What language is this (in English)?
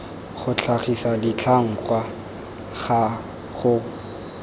Tswana